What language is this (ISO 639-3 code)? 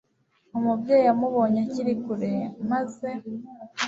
kin